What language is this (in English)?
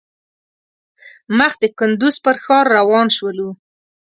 Pashto